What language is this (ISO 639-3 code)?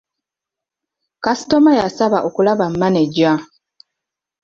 lug